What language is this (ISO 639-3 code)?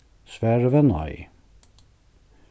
fao